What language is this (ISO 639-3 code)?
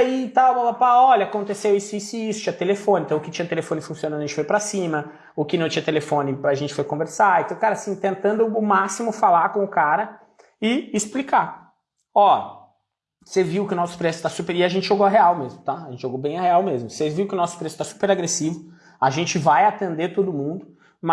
por